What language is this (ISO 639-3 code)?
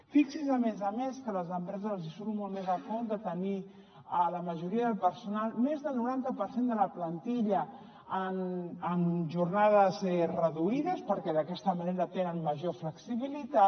cat